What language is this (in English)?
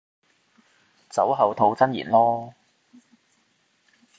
Cantonese